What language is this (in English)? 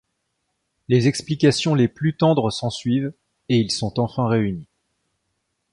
French